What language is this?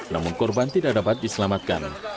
Indonesian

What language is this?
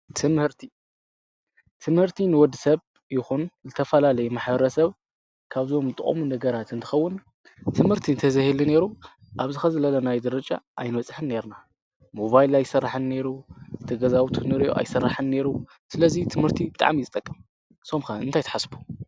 Tigrinya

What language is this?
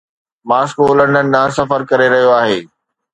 Sindhi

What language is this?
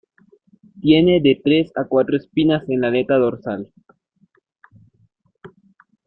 Spanish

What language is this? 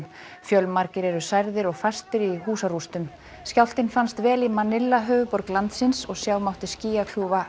Icelandic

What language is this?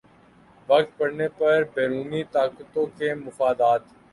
Urdu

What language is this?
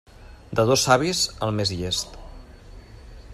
Catalan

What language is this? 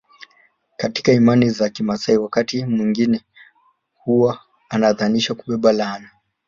Swahili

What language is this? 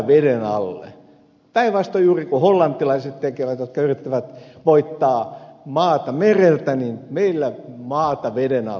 Finnish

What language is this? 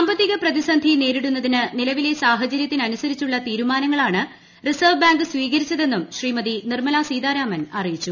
Malayalam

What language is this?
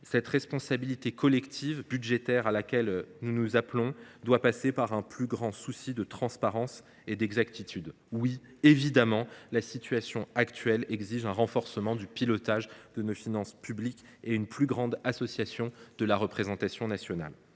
French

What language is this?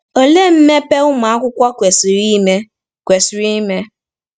Igbo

